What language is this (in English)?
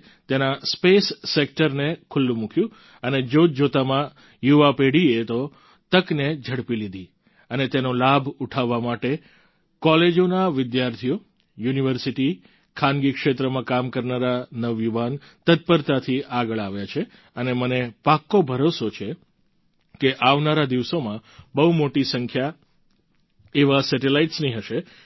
Gujarati